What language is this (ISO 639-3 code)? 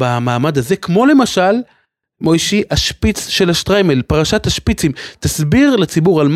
heb